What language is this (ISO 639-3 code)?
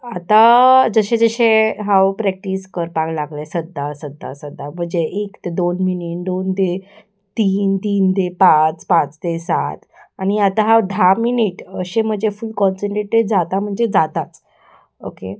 kok